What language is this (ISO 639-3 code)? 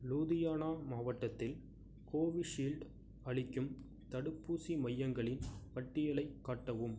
tam